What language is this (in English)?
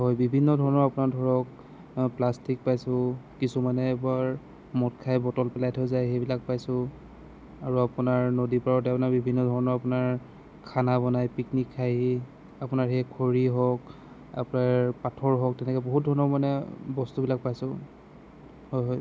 Assamese